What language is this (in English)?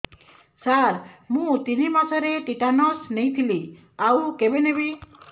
Odia